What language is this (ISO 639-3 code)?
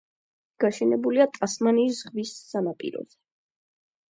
kat